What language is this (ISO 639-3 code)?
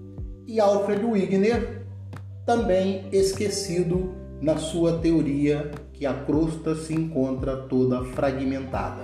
por